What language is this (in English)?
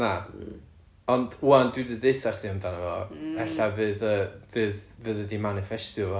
Welsh